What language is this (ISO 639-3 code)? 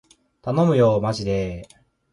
jpn